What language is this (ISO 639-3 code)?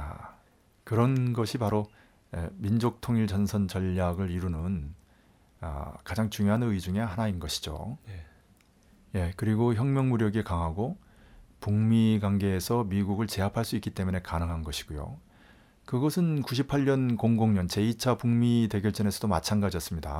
kor